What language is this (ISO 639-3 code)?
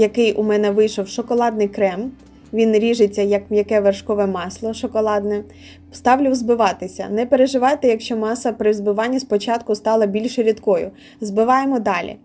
ukr